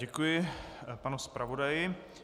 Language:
Czech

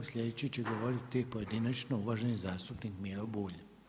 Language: Croatian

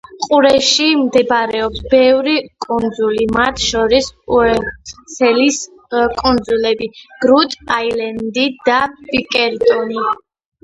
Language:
Georgian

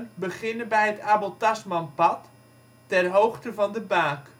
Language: Dutch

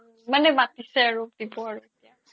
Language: Assamese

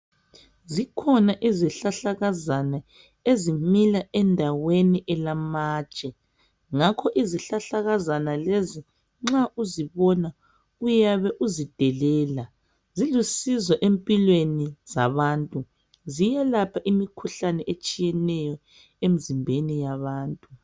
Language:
North Ndebele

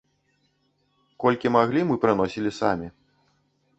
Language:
Belarusian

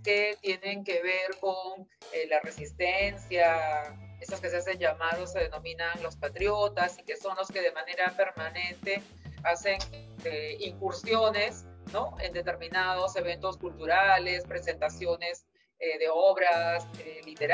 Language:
Spanish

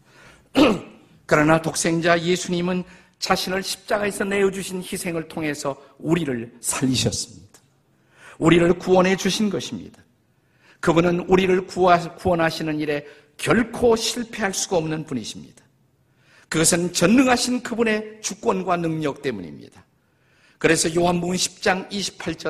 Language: Korean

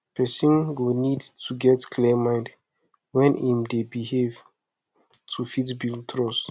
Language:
Nigerian Pidgin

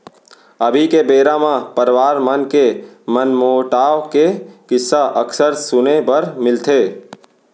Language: Chhattisgarhi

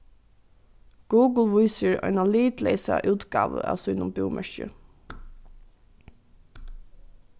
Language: Faroese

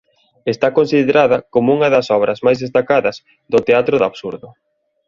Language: Galician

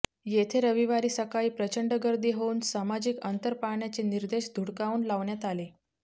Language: Marathi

